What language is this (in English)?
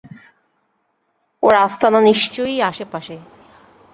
Bangla